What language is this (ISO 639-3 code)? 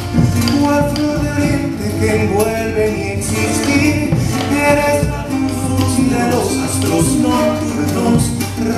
ron